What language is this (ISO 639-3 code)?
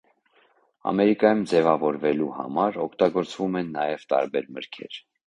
hye